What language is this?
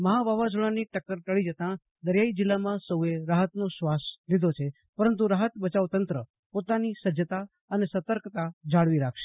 Gujarati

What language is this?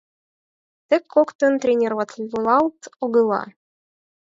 Mari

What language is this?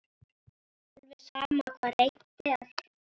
Icelandic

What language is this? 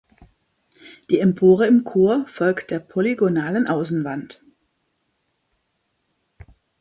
German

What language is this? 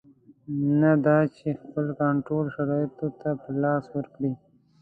Pashto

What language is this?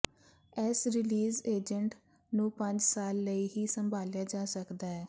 Punjabi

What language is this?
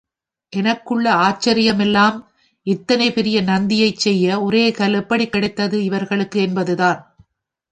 Tamil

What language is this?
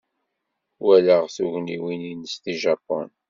Kabyle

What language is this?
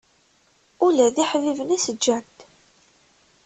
Kabyle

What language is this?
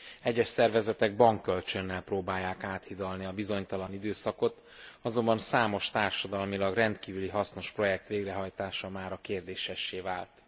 Hungarian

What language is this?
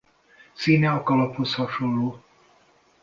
Hungarian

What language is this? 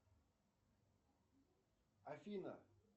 Russian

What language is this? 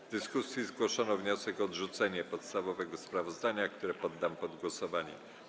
Polish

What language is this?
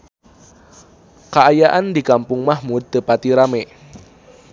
Sundanese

